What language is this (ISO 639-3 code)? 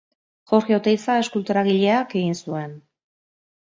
eus